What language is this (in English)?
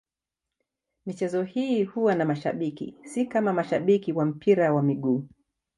Swahili